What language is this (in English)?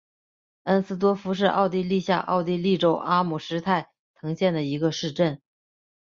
Chinese